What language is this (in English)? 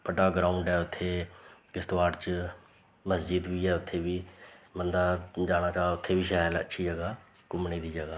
Dogri